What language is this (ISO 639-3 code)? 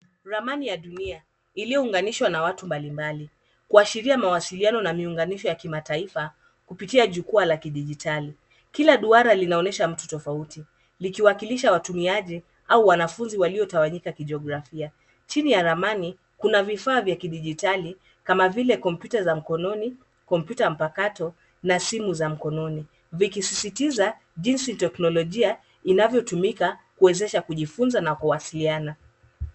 swa